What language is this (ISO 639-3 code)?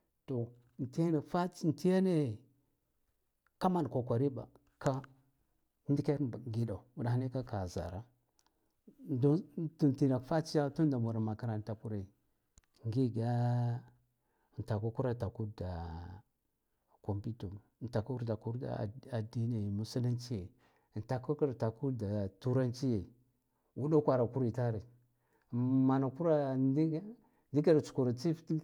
gdf